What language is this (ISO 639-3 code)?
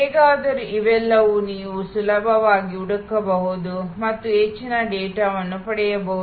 kan